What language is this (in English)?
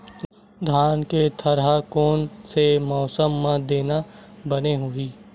Chhattisgarhi